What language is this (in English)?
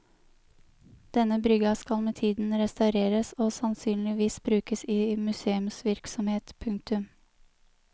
Norwegian